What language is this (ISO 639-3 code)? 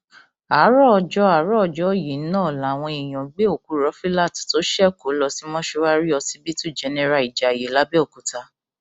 yor